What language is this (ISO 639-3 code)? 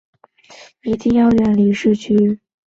zho